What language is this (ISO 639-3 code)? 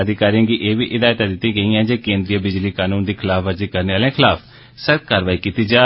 doi